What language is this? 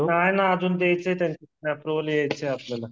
Marathi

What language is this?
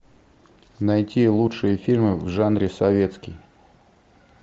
Russian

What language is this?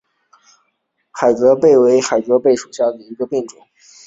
Chinese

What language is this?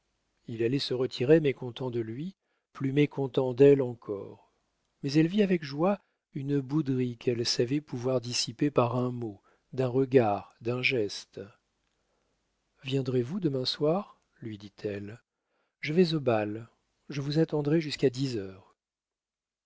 French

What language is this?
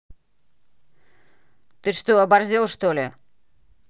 Russian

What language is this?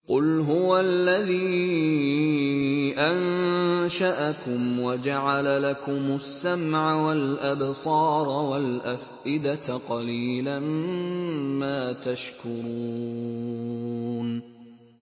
Arabic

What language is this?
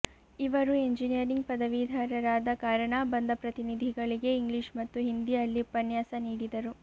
Kannada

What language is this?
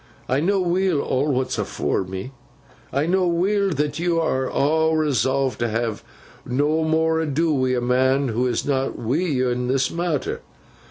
English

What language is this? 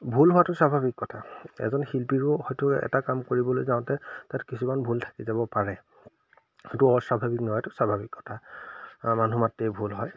Assamese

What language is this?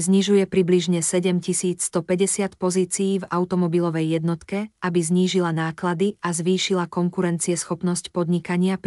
Slovak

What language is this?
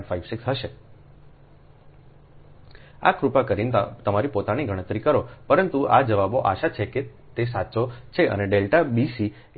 Gujarati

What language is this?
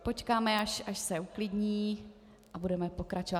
Czech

